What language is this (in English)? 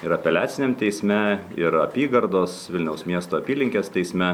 Lithuanian